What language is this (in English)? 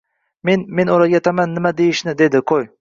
Uzbek